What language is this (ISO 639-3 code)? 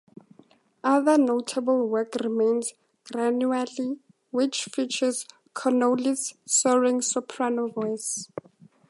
eng